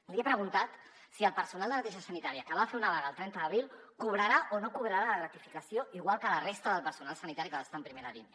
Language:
Catalan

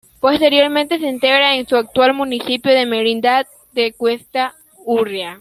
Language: Spanish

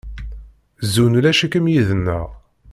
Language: Kabyle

